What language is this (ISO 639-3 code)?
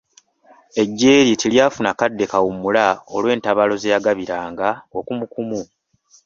lug